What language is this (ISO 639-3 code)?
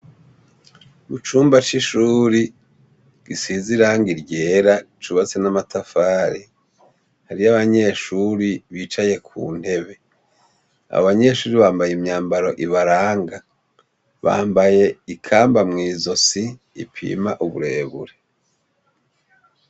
run